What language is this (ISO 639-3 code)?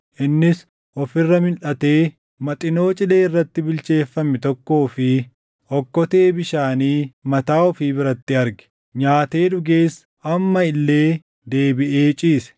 orm